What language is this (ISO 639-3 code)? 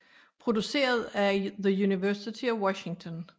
dan